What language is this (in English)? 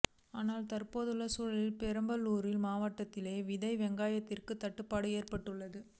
Tamil